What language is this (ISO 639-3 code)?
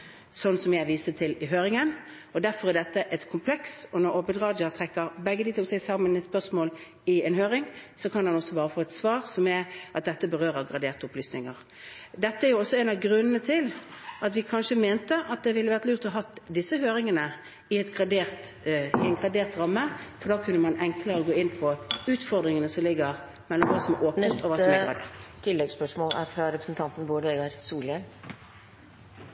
nor